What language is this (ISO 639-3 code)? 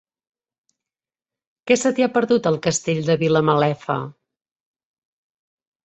cat